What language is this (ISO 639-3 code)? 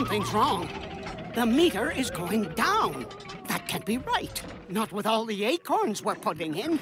eng